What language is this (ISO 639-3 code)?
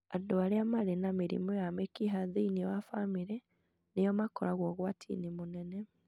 kik